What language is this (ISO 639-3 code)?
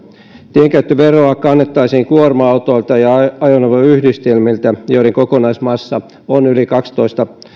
fin